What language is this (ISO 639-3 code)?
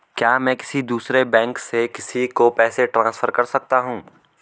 hin